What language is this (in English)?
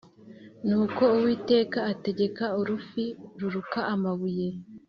Kinyarwanda